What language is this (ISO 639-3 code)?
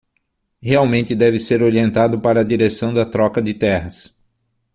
por